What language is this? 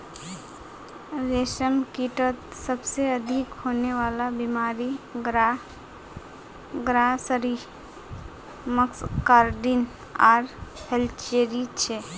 Magahi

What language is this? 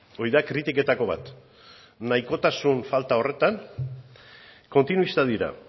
Basque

